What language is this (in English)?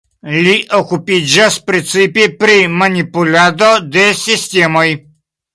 Esperanto